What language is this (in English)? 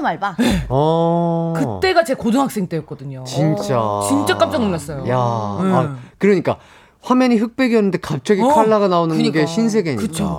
Korean